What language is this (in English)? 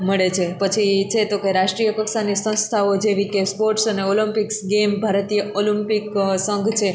Gujarati